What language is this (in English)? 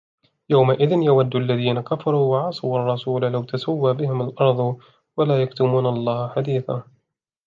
Arabic